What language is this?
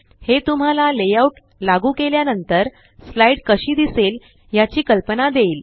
Marathi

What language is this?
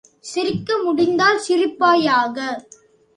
Tamil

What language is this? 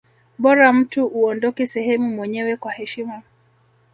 Swahili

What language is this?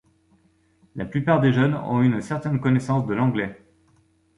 French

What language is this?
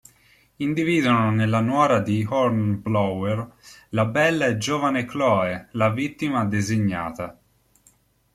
Italian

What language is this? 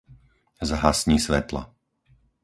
Slovak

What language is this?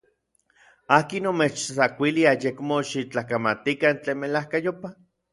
Orizaba Nahuatl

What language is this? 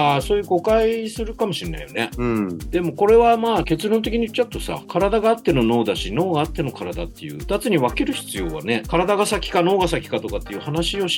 Japanese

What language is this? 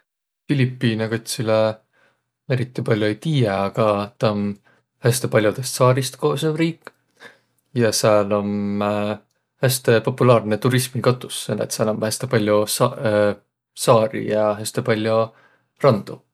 Võro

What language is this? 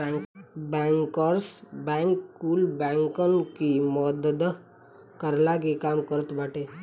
Bhojpuri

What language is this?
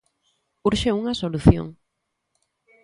Galician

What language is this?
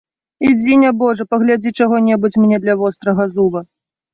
Belarusian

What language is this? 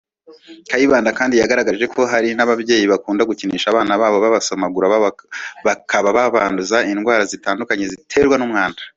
Kinyarwanda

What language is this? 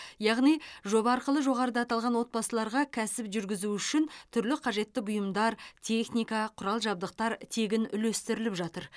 Kazakh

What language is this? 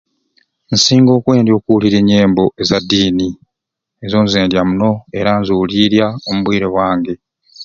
Ruuli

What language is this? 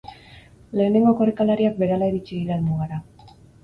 Basque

